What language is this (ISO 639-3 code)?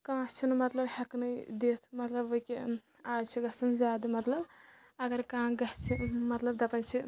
kas